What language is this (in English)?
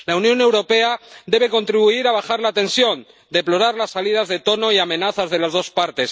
Spanish